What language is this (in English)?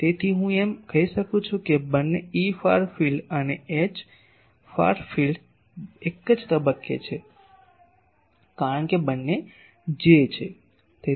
Gujarati